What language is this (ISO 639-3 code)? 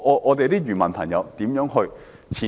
yue